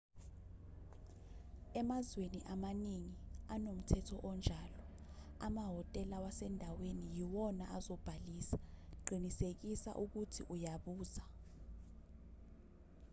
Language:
Zulu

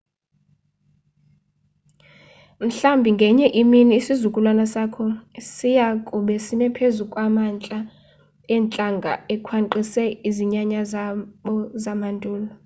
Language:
Xhosa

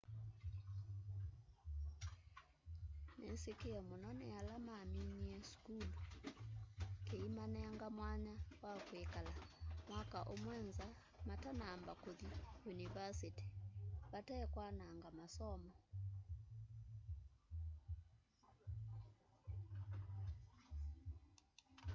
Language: Kamba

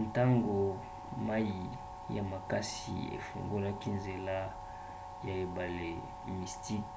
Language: Lingala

